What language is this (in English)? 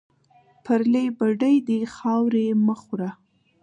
Pashto